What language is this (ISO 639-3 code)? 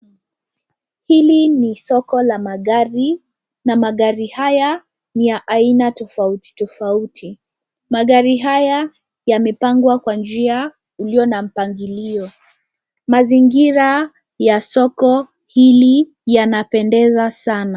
swa